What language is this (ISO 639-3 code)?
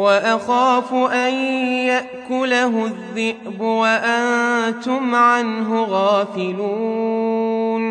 ara